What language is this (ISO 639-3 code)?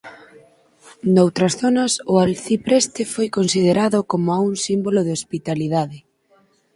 glg